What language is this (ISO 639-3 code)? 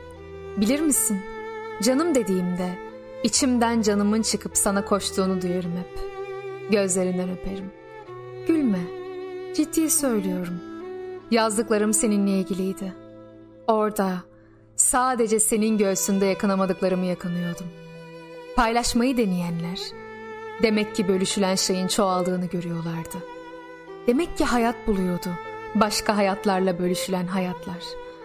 tur